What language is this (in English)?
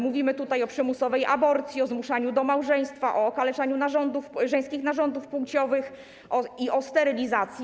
Polish